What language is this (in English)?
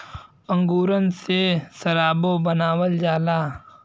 Bhojpuri